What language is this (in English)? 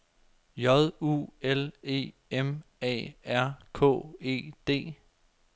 Danish